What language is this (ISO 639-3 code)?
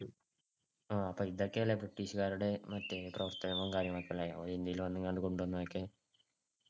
mal